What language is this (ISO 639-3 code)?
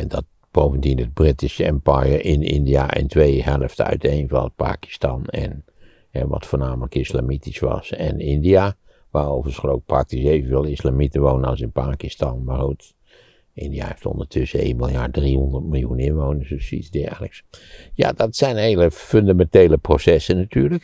nld